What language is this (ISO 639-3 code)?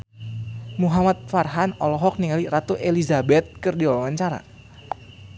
sun